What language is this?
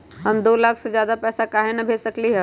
Magahi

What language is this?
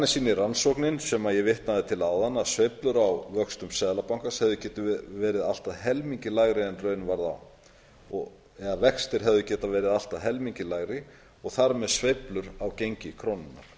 Icelandic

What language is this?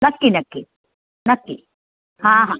Marathi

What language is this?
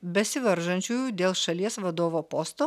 Lithuanian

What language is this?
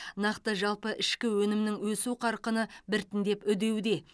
Kazakh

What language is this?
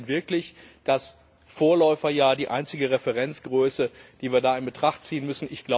German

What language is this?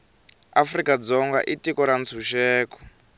Tsonga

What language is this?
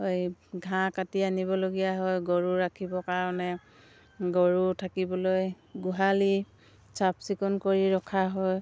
Assamese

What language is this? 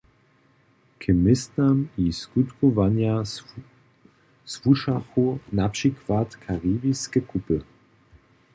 Upper Sorbian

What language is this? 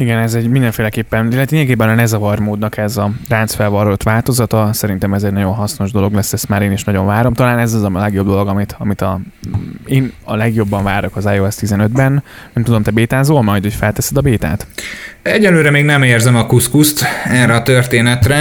Hungarian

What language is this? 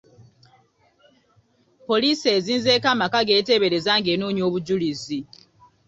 Ganda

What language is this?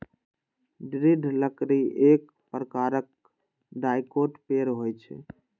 Maithili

